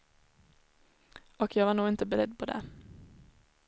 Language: Swedish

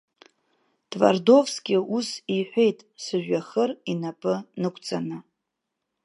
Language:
Abkhazian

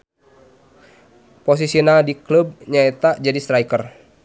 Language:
Sundanese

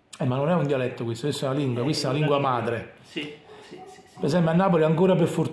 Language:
Italian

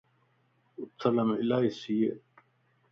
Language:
Lasi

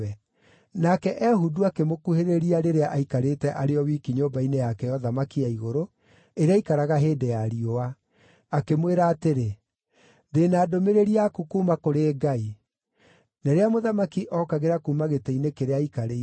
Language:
Kikuyu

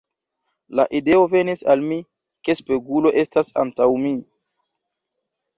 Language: Esperanto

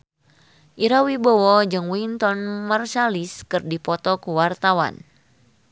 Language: Sundanese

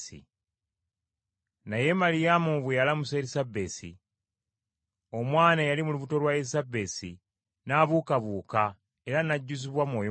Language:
Ganda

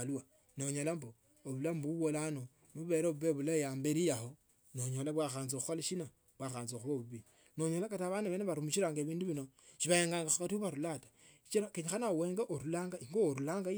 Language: Tsotso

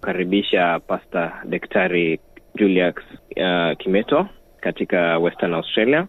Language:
Swahili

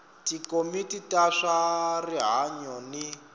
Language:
Tsonga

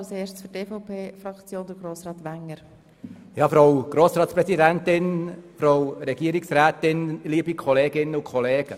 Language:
Swiss German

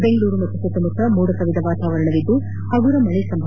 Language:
Kannada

